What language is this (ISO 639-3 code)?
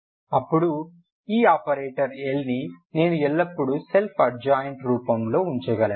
tel